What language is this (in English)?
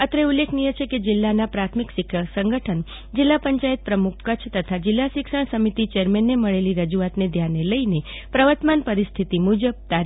Gujarati